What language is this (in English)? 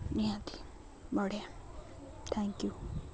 Odia